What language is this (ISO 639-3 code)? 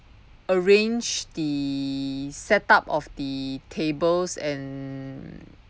eng